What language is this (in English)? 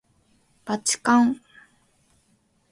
Japanese